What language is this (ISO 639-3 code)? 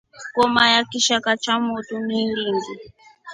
rof